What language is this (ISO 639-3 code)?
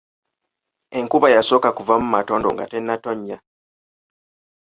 lug